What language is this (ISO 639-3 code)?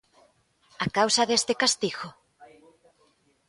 glg